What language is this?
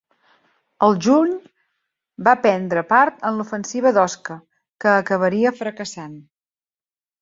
Catalan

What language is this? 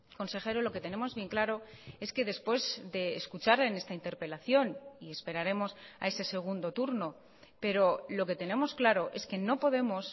Spanish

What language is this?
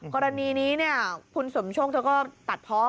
Thai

